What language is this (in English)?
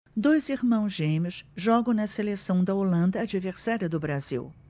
Portuguese